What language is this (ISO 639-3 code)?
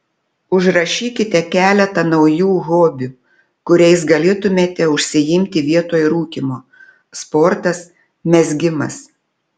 lit